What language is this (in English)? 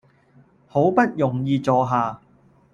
Cantonese